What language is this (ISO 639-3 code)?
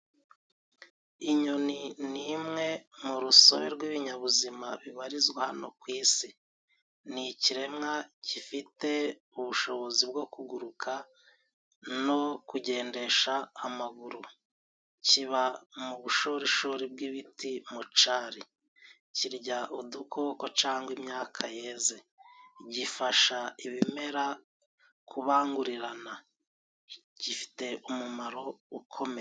kin